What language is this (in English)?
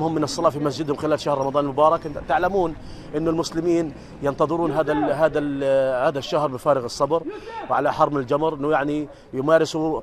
Arabic